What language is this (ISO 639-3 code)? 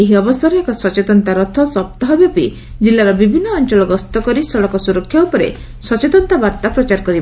ori